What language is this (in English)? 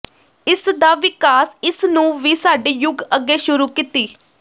Punjabi